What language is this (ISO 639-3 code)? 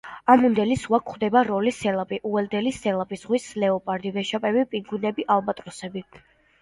kat